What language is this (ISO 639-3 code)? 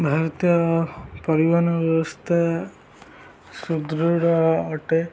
ori